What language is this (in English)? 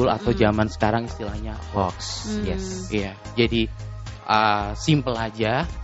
Indonesian